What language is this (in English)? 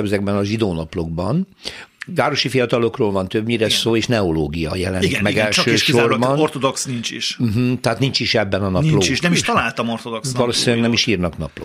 Hungarian